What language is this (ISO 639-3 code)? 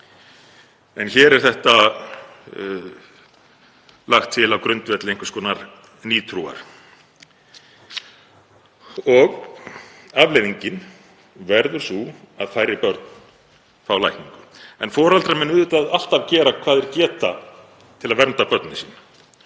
isl